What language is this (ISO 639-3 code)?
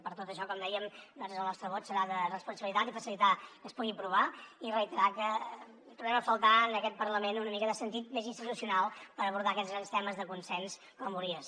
cat